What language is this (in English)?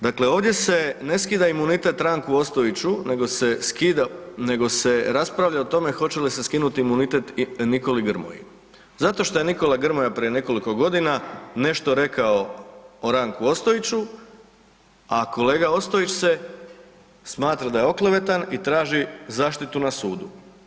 Croatian